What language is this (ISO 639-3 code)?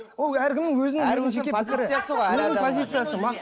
kaz